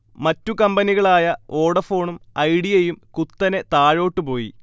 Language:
Malayalam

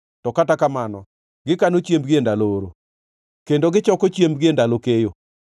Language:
Luo (Kenya and Tanzania)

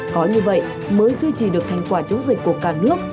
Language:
Vietnamese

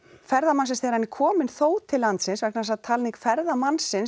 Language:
Icelandic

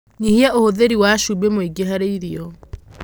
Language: Kikuyu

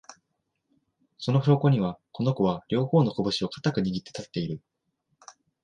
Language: Japanese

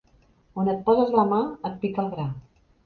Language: Catalan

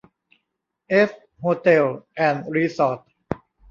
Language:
Thai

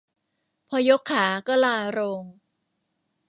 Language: Thai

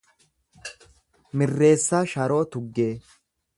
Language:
Oromo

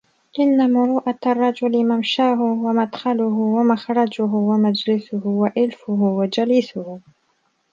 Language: Arabic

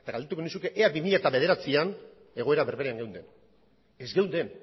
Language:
Basque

